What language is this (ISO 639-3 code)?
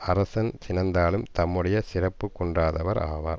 tam